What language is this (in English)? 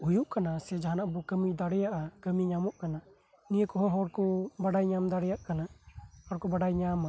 Santali